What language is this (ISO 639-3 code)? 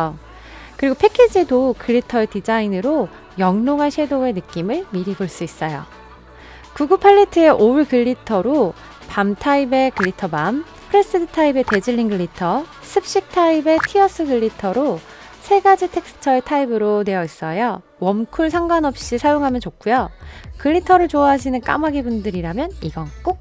kor